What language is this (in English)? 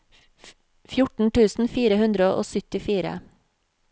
Norwegian